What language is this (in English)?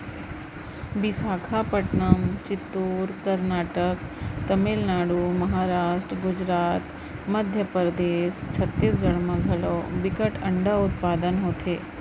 Chhattisgarhi